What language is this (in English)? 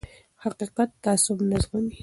Pashto